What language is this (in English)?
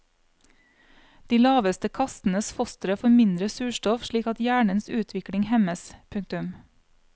Norwegian